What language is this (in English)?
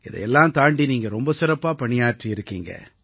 Tamil